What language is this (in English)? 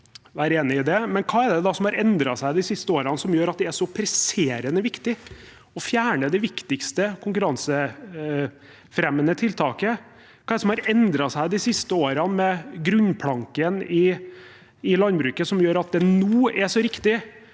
Norwegian